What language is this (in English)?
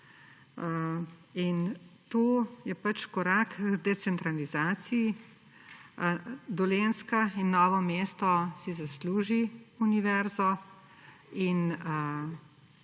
Slovenian